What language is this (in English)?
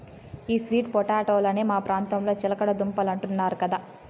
Telugu